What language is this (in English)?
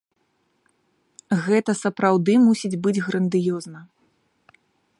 Belarusian